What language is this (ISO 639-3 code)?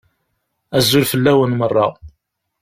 kab